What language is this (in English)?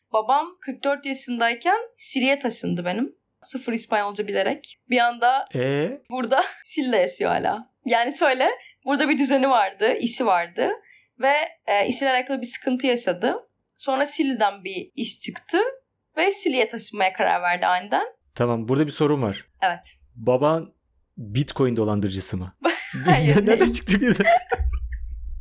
Turkish